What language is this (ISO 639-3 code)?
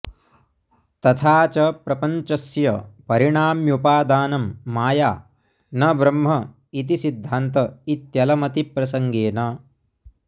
san